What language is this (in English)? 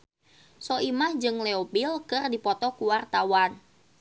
Sundanese